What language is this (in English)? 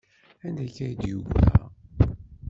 Kabyle